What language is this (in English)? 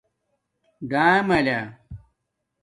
Domaaki